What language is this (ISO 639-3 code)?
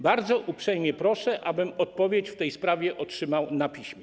pol